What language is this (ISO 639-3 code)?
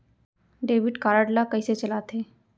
hne